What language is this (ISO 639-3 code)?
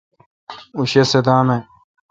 xka